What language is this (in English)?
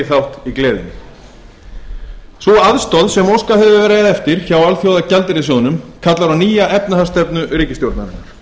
Icelandic